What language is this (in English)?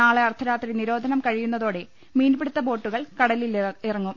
Malayalam